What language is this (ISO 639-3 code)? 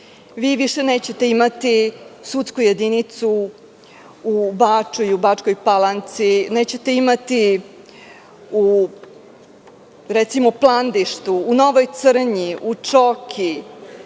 srp